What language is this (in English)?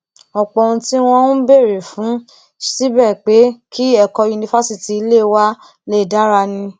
Yoruba